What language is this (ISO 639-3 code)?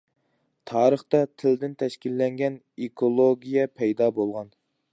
uig